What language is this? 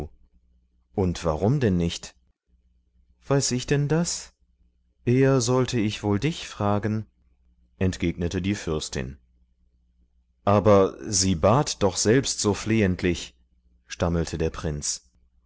German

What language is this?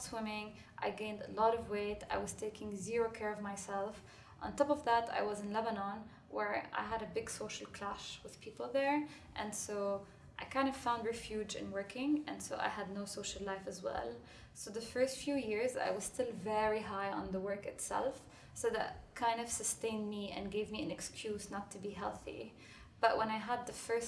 English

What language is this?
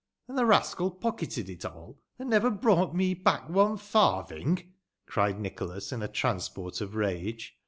English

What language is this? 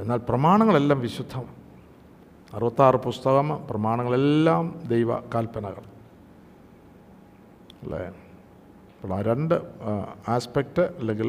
Malayalam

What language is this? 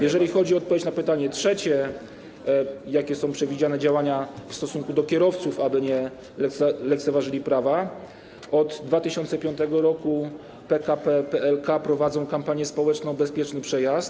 Polish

